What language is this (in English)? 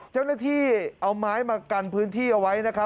Thai